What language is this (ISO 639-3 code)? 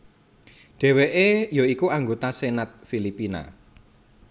jav